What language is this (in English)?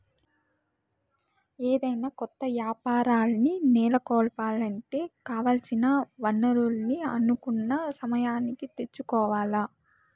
Telugu